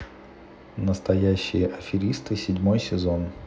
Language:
Russian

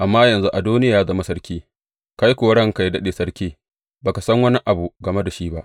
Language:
Hausa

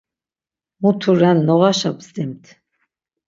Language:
Laz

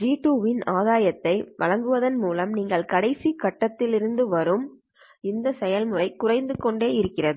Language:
Tamil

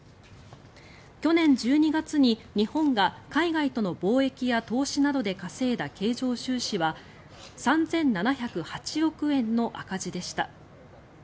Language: Japanese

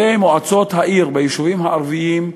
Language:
Hebrew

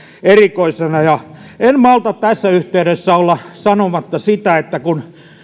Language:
Finnish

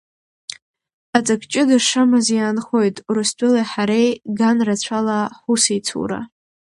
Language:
Abkhazian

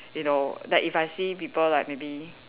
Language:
English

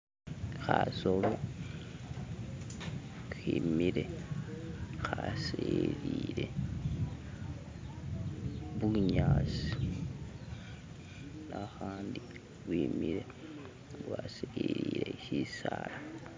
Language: Masaaba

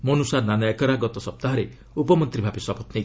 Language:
Odia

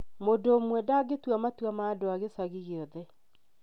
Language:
Kikuyu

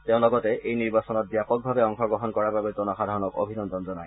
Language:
Assamese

